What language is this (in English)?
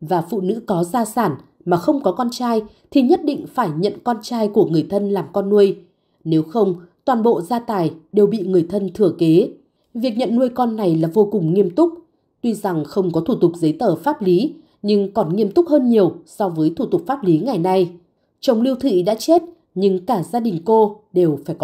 Vietnamese